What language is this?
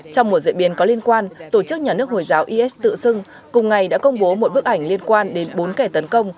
Vietnamese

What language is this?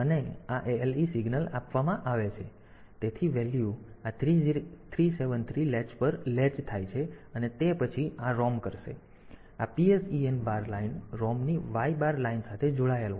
Gujarati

